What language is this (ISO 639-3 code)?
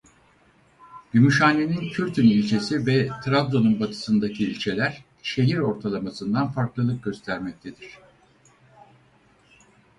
tur